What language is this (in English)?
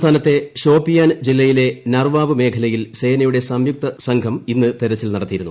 Malayalam